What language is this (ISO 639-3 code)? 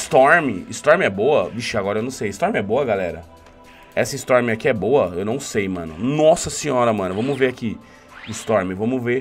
por